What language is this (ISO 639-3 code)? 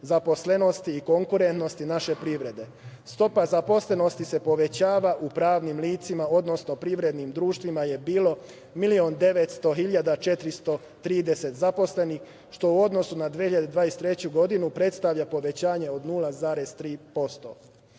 srp